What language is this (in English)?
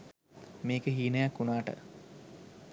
Sinhala